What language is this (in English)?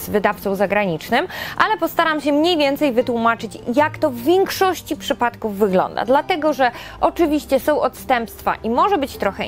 Polish